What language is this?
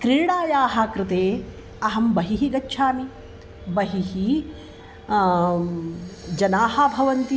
Sanskrit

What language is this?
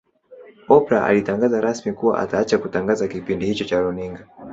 Swahili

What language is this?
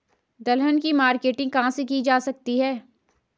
Hindi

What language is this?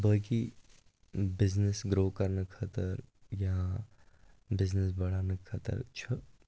Kashmiri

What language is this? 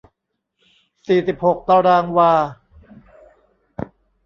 Thai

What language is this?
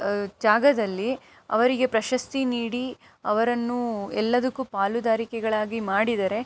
Kannada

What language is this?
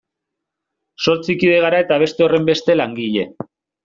Basque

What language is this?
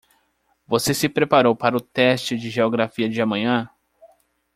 Portuguese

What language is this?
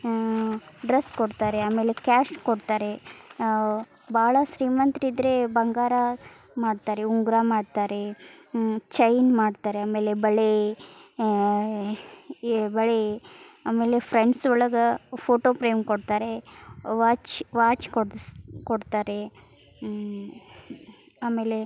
Kannada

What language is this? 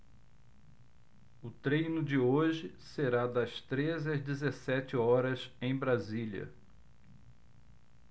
Portuguese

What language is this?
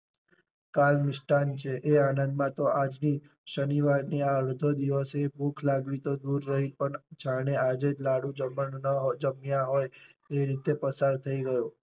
Gujarati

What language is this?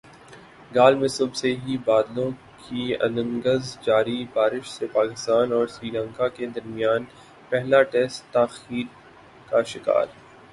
Urdu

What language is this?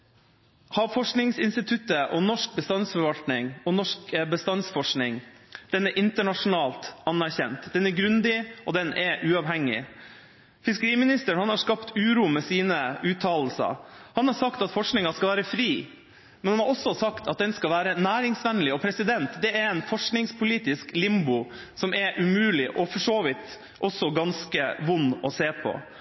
Norwegian Bokmål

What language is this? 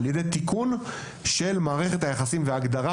Hebrew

